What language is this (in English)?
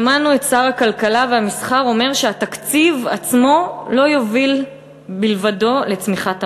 Hebrew